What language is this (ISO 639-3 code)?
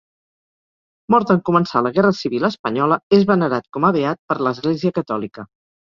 cat